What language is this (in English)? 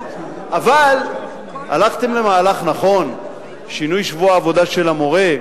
Hebrew